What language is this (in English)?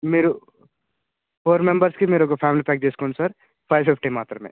Telugu